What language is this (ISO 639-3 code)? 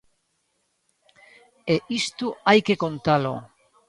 glg